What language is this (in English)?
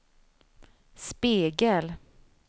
Swedish